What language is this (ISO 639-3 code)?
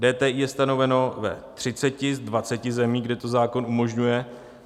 ces